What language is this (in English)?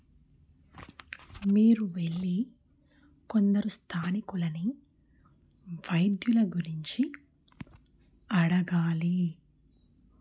Telugu